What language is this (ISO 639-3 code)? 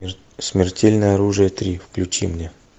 rus